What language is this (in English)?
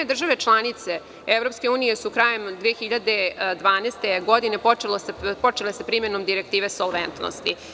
Serbian